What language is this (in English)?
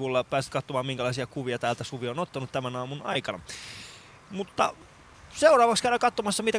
Finnish